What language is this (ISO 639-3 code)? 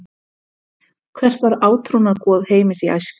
isl